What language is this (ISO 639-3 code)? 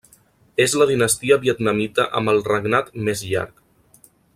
cat